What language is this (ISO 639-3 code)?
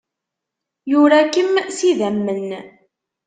kab